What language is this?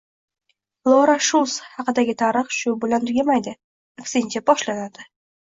Uzbek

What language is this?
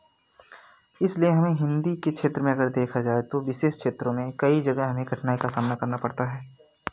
Hindi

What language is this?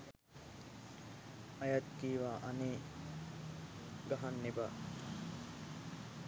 Sinhala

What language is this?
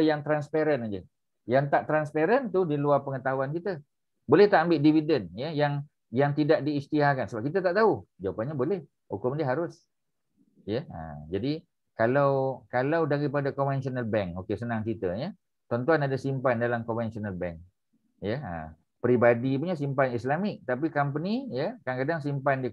Malay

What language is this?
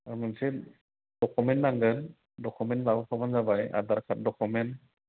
Bodo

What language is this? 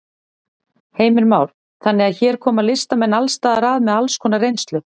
Icelandic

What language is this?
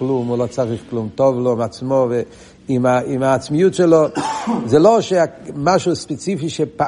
Hebrew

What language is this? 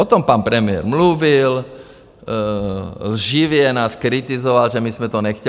Czech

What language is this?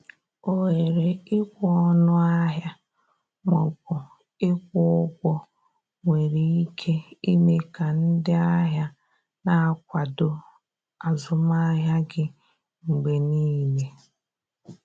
Igbo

